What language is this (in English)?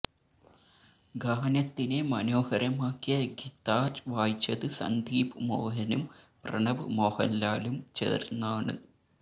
Malayalam